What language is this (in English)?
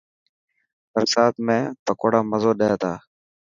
Dhatki